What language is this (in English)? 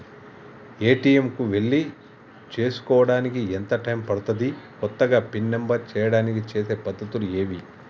Telugu